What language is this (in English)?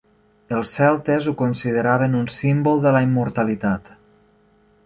Catalan